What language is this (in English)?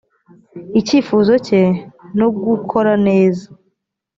Kinyarwanda